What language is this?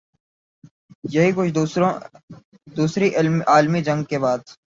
Urdu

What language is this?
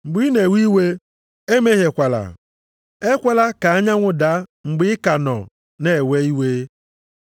Igbo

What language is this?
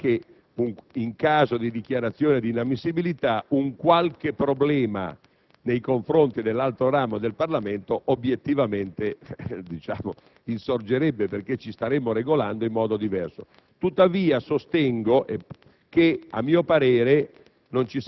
Italian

